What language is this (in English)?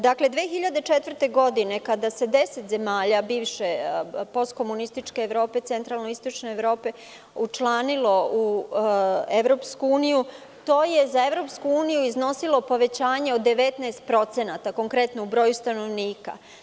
Serbian